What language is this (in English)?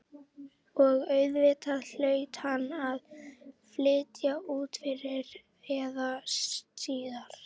Icelandic